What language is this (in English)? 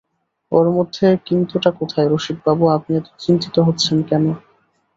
Bangla